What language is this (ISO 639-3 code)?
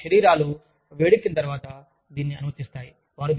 tel